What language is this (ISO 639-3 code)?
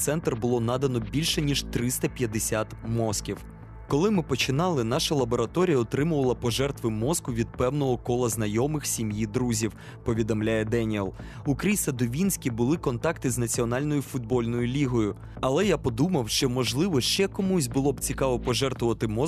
ukr